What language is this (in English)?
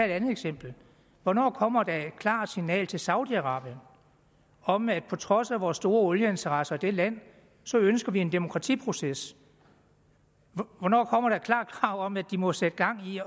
Danish